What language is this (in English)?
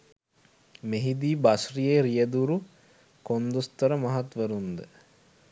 Sinhala